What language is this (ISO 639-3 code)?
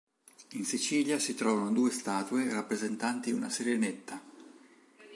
ita